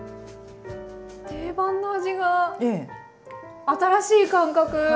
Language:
Japanese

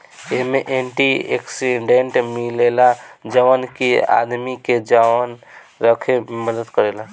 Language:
Bhojpuri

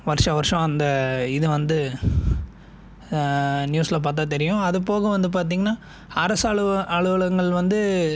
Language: Tamil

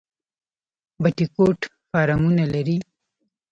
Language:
Pashto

